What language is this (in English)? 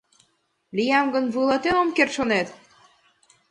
Mari